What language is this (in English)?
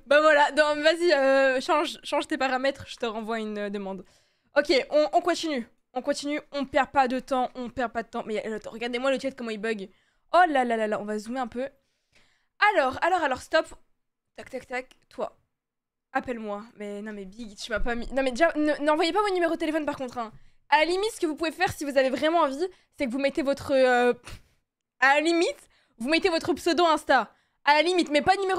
French